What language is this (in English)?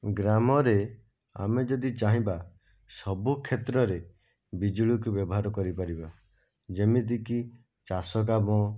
Odia